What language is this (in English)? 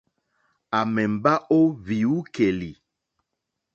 Mokpwe